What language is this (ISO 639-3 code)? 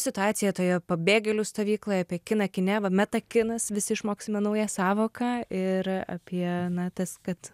lit